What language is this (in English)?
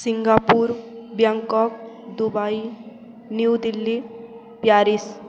Odia